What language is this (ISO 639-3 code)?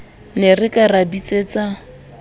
sot